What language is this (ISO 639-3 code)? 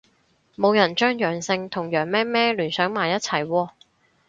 yue